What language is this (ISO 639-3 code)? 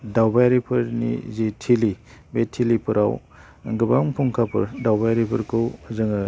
brx